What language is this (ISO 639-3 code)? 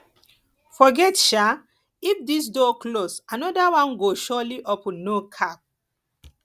pcm